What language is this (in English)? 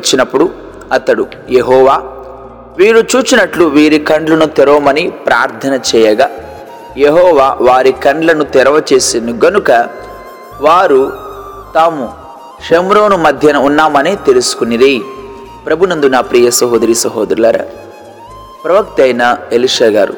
Telugu